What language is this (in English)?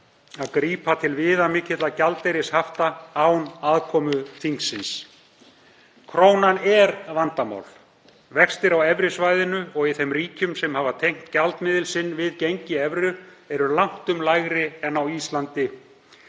Icelandic